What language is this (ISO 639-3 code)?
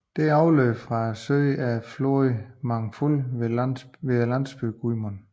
dan